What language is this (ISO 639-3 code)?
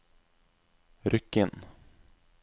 nor